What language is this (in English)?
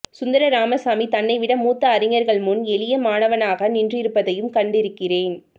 Tamil